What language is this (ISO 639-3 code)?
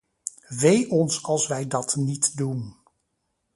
nld